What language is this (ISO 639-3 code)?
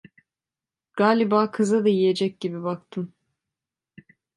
tur